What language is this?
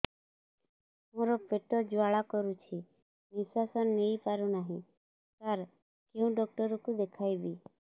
Odia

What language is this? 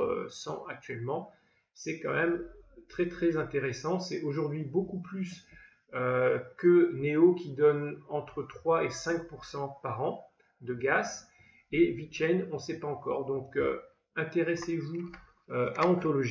French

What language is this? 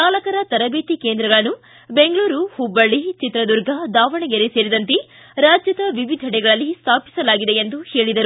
Kannada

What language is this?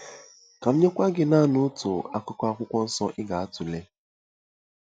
Igbo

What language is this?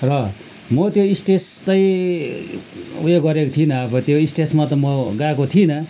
Nepali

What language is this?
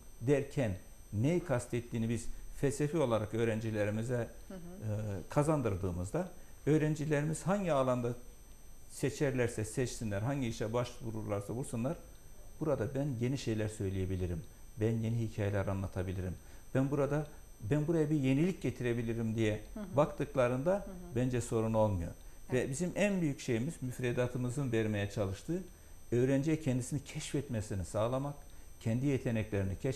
Turkish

